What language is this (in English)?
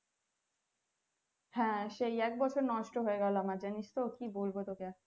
Bangla